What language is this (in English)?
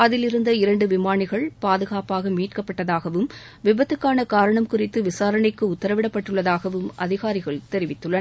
Tamil